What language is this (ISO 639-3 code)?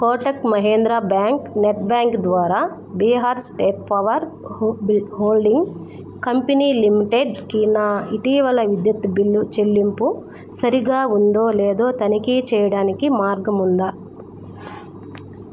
tel